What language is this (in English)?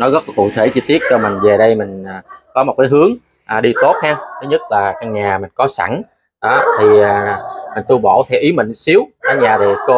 Vietnamese